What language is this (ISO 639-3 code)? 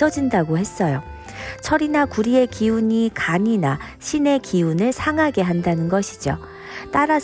kor